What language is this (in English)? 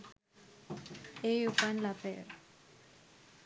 Sinhala